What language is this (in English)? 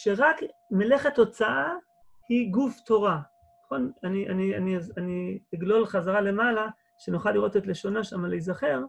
Hebrew